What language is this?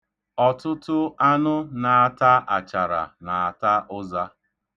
Igbo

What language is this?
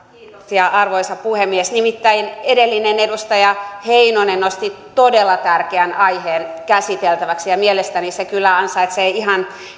Finnish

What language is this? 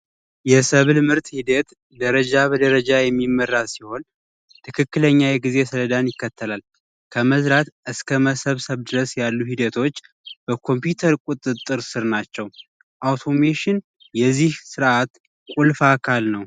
Amharic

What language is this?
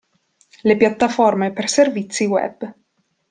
Italian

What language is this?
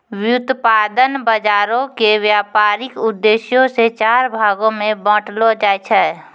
Maithili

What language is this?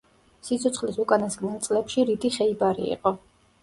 Georgian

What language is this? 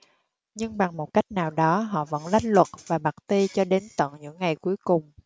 Vietnamese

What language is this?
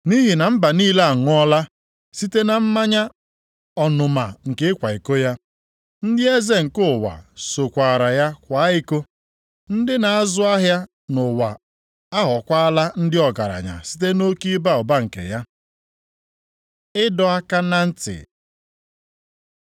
Igbo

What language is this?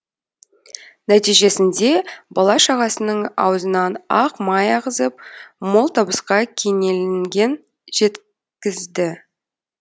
Kazakh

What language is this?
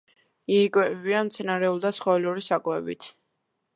Georgian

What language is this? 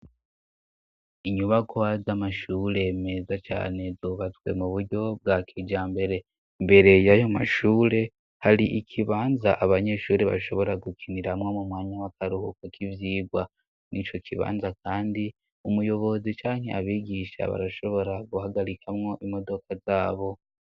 Rundi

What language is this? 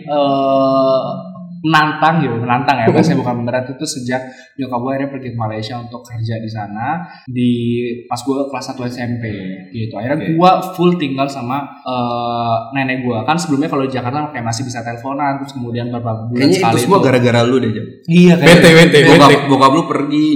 Indonesian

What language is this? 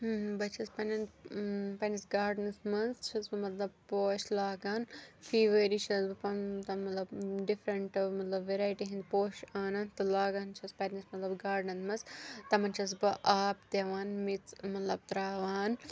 Kashmiri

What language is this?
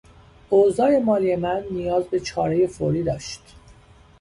Persian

